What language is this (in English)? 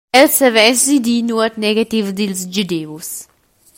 Romansh